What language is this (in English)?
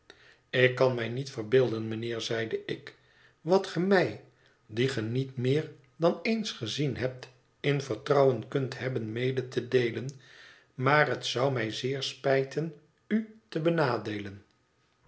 Dutch